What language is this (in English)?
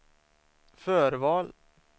Swedish